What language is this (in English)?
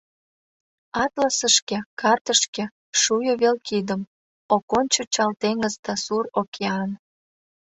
Mari